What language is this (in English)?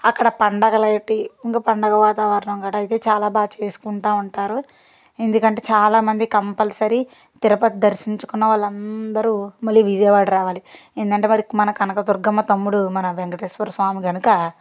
Telugu